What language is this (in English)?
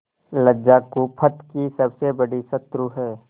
Hindi